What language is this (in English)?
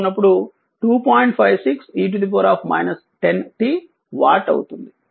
Telugu